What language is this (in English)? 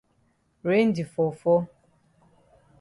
Cameroon Pidgin